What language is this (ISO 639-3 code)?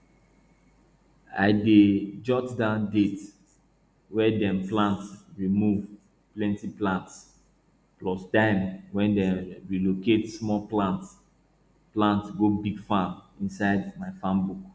pcm